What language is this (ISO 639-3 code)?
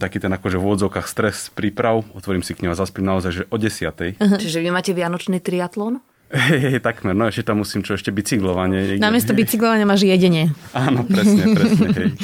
slk